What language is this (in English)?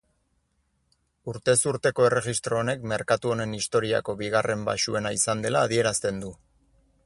Basque